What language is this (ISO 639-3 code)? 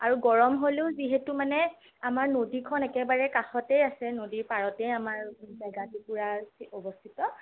asm